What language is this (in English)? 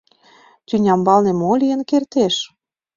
Mari